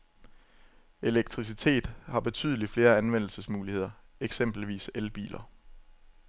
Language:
Danish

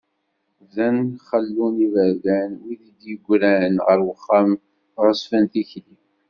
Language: Kabyle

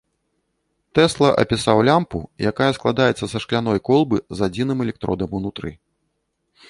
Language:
Belarusian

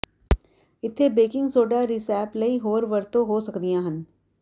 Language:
Punjabi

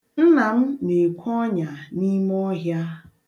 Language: Igbo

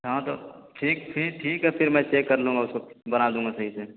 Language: Urdu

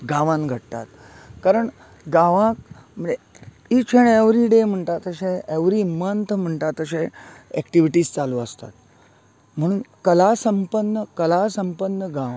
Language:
Konkani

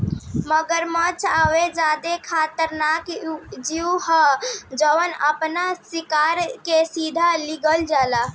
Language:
Bhojpuri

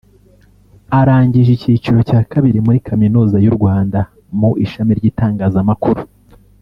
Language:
Kinyarwanda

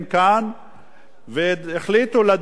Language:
Hebrew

